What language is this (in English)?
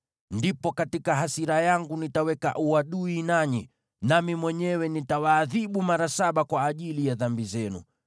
Swahili